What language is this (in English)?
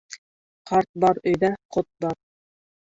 Bashkir